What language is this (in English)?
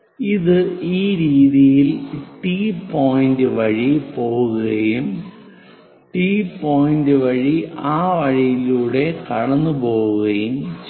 Malayalam